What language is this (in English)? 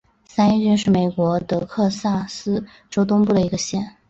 Chinese